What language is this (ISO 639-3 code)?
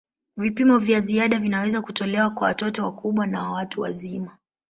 swa